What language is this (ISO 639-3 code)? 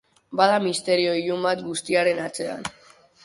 eus